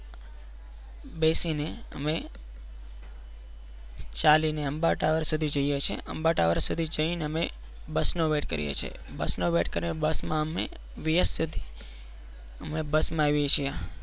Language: Gujarati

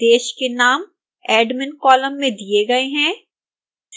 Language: Hindi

